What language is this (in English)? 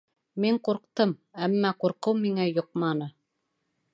Bashkir